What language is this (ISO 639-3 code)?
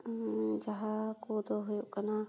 sat